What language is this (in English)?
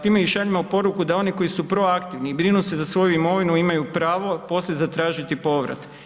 Croatian